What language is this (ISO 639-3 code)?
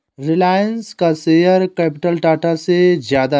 hin